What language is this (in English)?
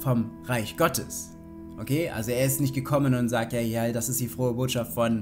German